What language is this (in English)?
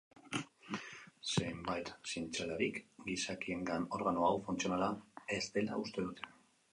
Basque